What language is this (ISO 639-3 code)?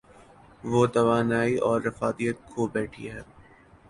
urd